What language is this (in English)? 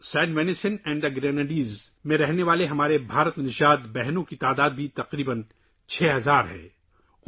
Urdu